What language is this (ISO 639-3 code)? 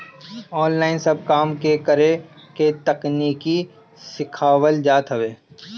bho